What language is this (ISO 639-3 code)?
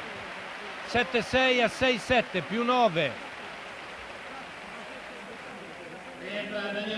ita